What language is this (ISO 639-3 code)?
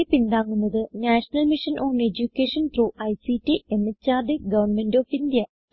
mal